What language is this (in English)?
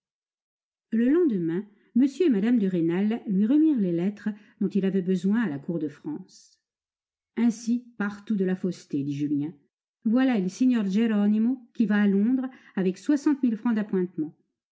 French